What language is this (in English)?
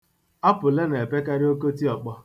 Igbo